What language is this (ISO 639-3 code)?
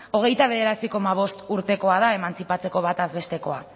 eus